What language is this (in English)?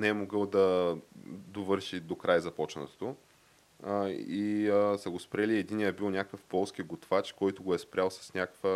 Bulgarian